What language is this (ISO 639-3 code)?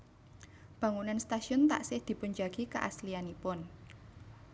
jav